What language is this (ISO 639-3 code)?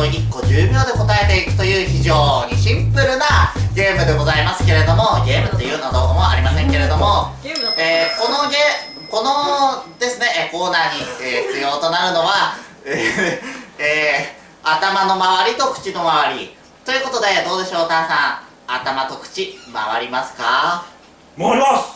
jpn